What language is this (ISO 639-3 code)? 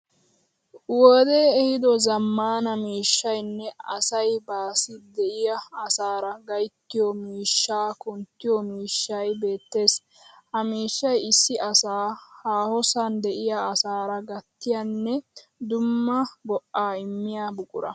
wal